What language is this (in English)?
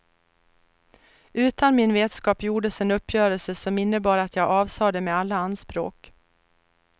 Swedish